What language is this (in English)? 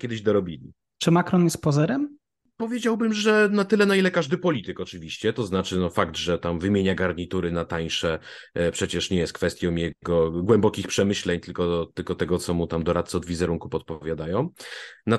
Polish